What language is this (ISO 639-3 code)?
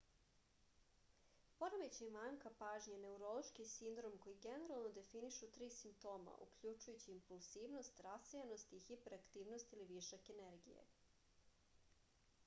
srp